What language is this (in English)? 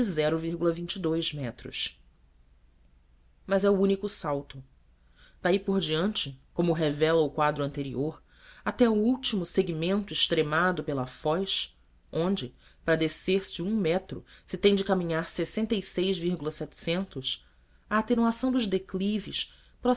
Portuguese